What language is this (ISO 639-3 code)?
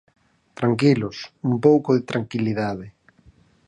glg